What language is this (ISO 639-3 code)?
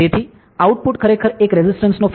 guj